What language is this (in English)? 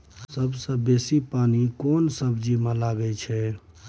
Maithili